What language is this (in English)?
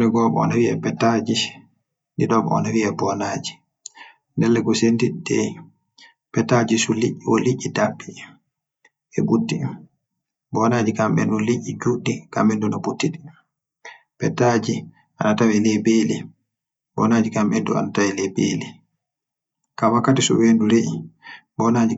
Western Niger Fulfulde